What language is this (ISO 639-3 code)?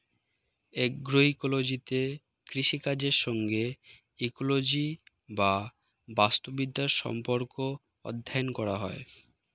ben